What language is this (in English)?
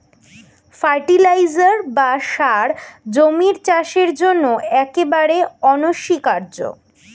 Bangla